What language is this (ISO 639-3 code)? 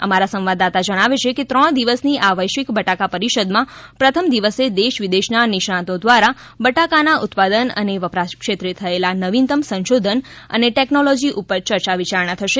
guj